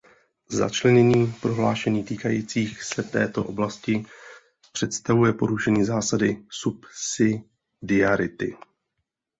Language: Czech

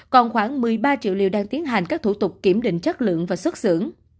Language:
Vietnamese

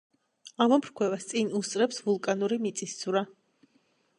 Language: Georgian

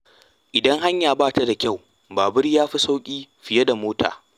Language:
Hausa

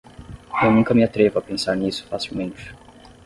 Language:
Portuguese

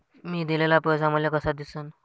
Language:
Marathi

